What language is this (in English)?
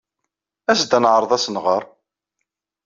Kabyle